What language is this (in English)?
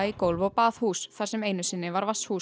Icelandic